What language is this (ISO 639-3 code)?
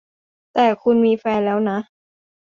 tha